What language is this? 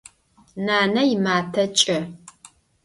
Adyghe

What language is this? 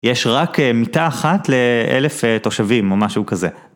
Hebrew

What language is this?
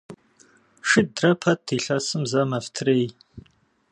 Kabardian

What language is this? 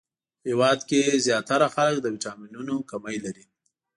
Pashto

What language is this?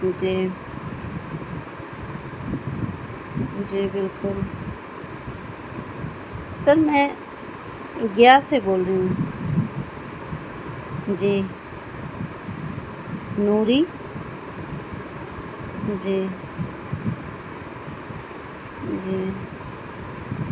Urdu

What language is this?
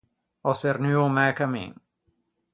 Ligurian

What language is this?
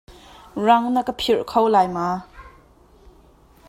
Hakha Chin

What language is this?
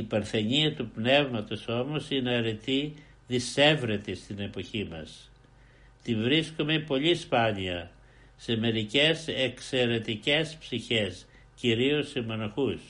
Greek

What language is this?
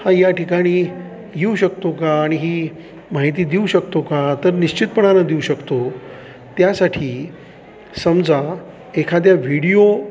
Marathi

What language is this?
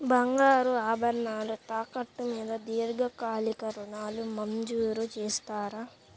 Telugu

